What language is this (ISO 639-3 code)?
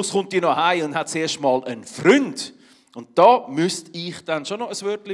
deu